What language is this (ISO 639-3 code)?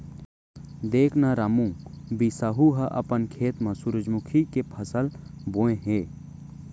hne